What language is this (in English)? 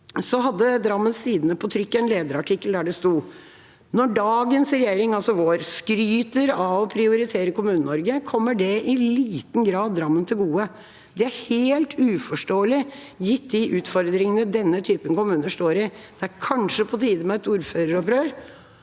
Norwegian